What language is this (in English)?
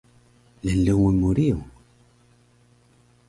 Taroko